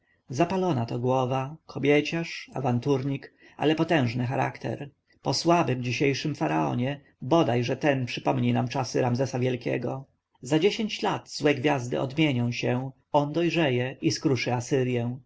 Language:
Polish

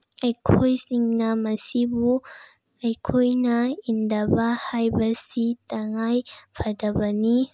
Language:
Manipuri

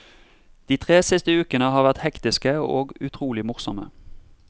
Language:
Norwegian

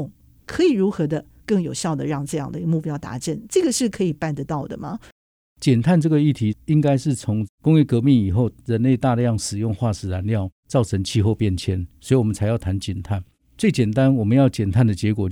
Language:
Chinese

